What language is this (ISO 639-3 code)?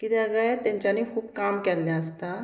kok